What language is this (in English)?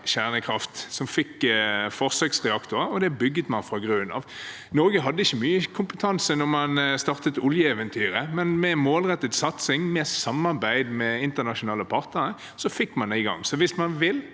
Norwegian